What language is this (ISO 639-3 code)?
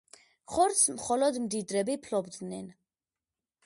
kat